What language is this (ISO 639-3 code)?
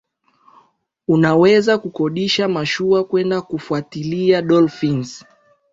swa